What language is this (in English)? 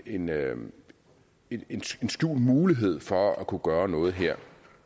Danish